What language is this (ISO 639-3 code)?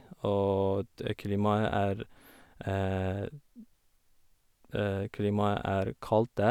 nor